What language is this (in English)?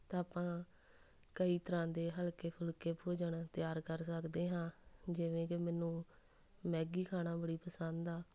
Punjabi